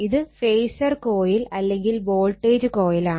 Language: Malayalam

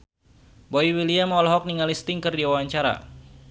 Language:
Sundanese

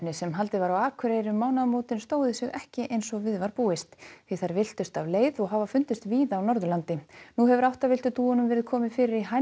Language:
Icelandic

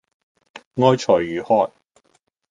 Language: Cantonese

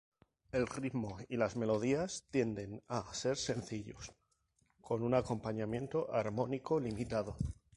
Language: Spanish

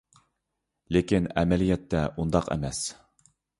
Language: Uyghur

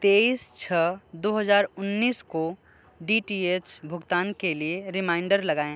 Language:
Hindi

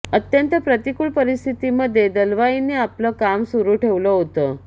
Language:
Marathi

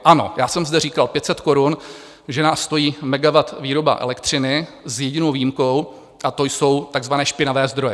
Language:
Czech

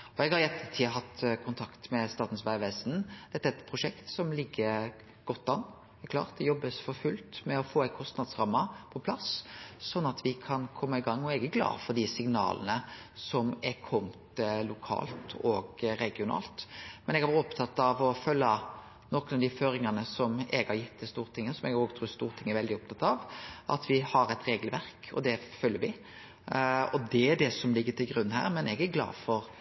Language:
Norwegian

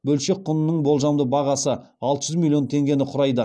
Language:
Kazakh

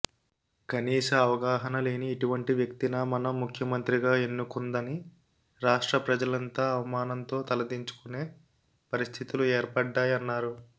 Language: Telugu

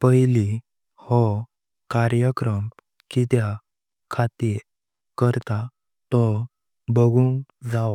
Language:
Konkani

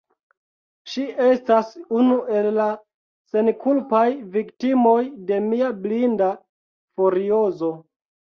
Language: Esperanto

